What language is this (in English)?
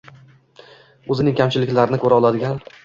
Uzbek